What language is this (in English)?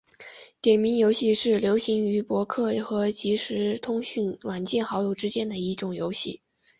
Chinese